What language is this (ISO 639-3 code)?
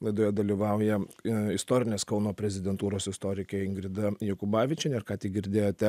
lit